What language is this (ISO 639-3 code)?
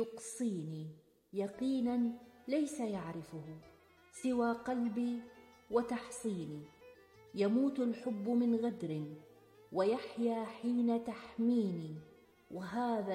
ara